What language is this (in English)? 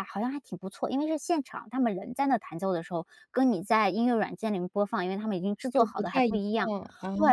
Chinese